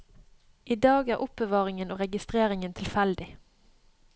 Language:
Norwegian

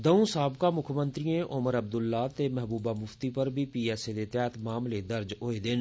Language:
Dogri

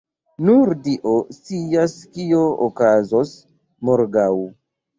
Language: Esperanto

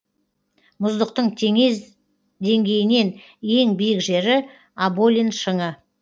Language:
Kazakh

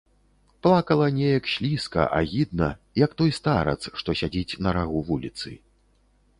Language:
Belarusian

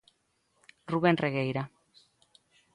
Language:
Galician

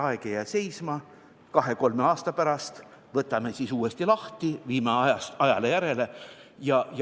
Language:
Estonian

